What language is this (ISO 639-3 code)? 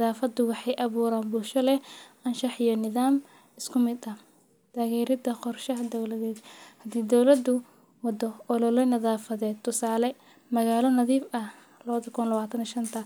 som